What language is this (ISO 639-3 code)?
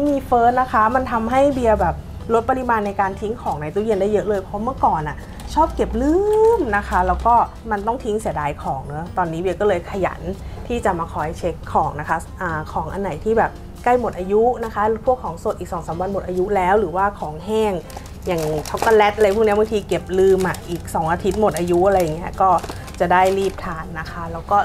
tha